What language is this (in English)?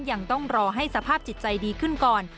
Thai